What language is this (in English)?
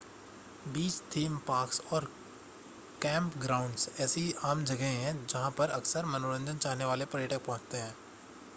Hindi